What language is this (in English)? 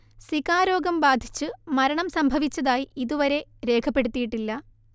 Malayalam